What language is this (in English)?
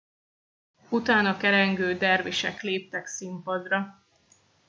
Hungarian